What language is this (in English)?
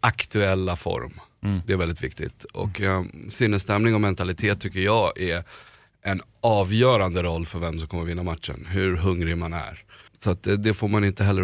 Swedish